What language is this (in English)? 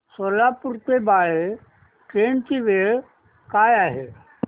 Marathi